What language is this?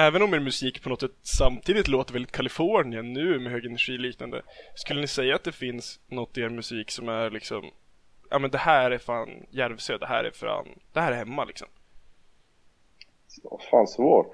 Swedish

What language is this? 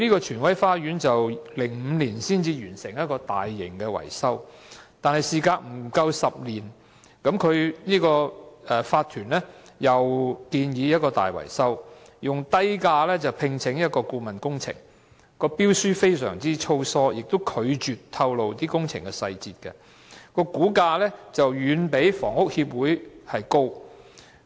Cantonese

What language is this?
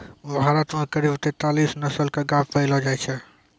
Maithili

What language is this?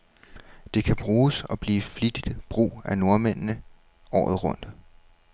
Danish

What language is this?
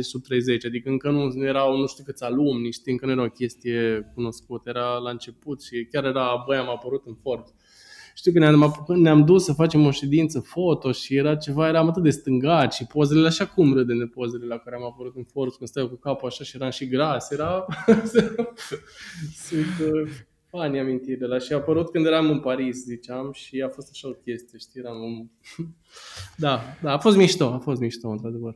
Romanian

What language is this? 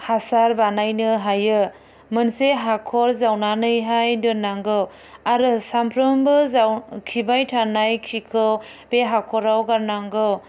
Bodo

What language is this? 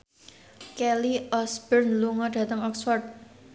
Javanese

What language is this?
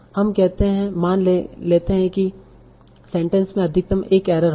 Hindi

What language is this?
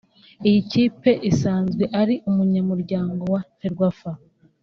Kinyarwanda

